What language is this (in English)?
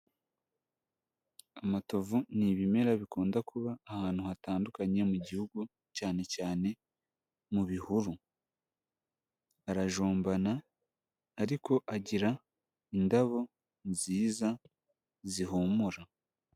Kinyarwanda